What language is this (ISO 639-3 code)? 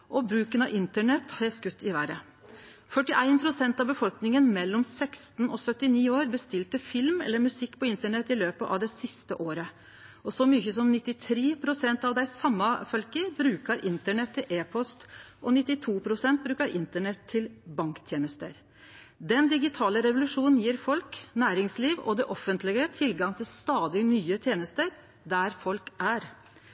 nno